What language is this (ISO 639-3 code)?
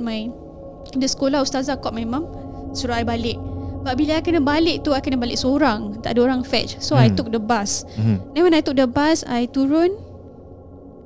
msa